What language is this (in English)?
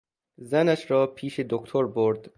Persian